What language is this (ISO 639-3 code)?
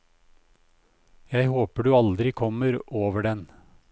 nor